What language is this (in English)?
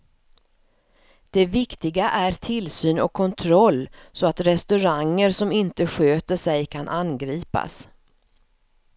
Swedish